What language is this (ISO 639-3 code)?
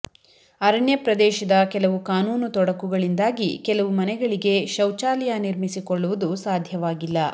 kan